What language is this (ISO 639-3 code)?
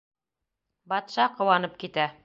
bak